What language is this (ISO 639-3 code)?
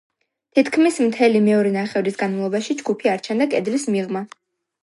kat